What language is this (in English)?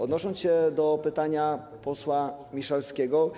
Polish